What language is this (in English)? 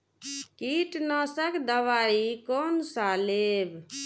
Maithili